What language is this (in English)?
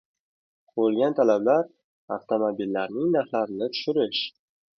Uzbek